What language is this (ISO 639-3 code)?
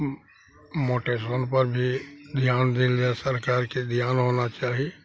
mai